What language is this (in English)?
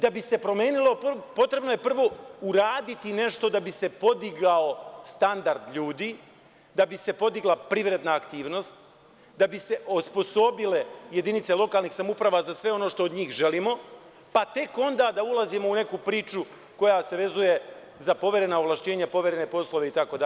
Serbian